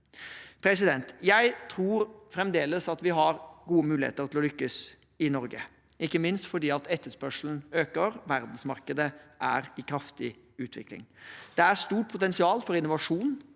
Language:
Norwegian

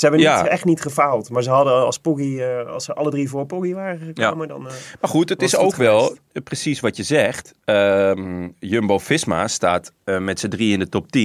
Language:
Dutch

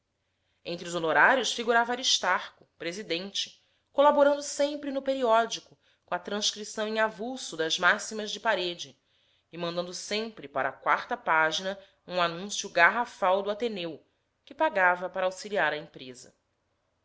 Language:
Portuguese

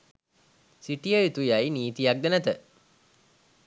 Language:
Sinhala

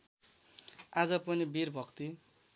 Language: Nepali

